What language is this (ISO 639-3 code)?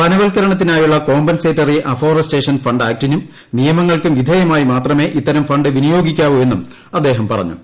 mal